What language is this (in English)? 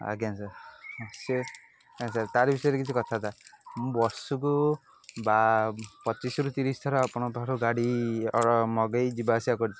Odia